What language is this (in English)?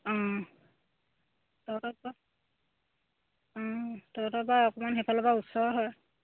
Assamese